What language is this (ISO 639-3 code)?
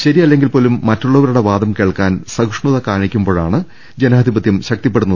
mal